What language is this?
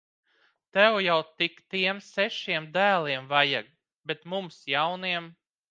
Latvian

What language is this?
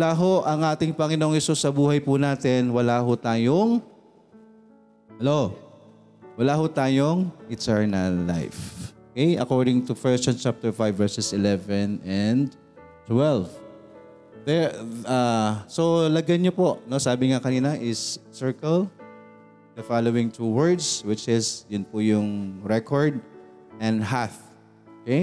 Filipino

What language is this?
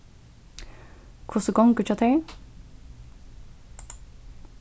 Faroese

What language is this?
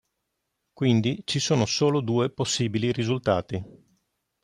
Italian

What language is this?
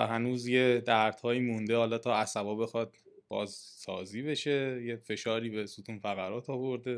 Persian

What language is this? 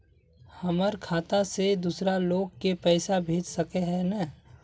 Magahi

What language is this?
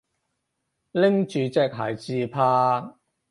Cantonese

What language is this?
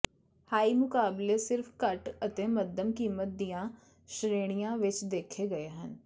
Punjabi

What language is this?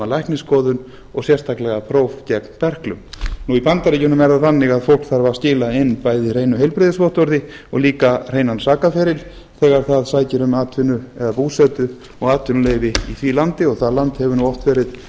Icelandic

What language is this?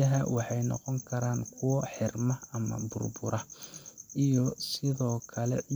Somali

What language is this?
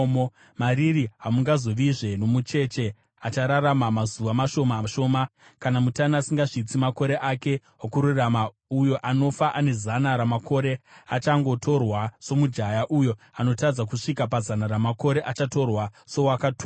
Shona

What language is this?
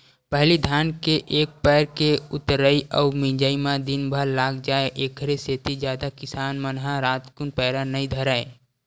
Chhattisgarhi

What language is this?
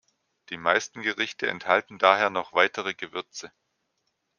German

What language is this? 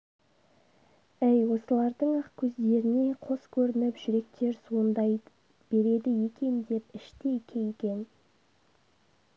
Kazakh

